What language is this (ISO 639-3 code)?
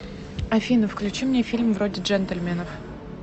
rus